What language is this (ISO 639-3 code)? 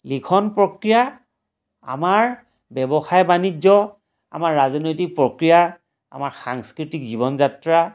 asm